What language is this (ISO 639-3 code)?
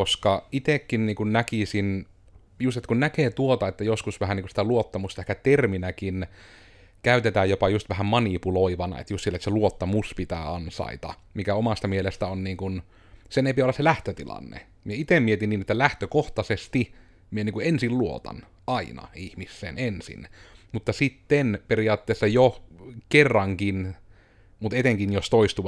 fin